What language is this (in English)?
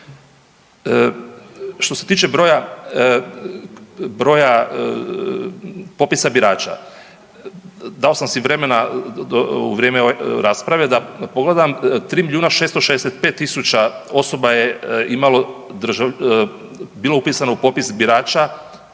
Croatian